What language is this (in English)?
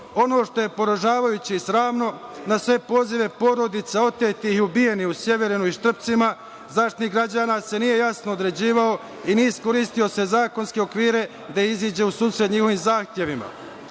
Serbian